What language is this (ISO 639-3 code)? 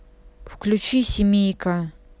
rus